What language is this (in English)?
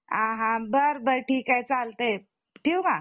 Marathi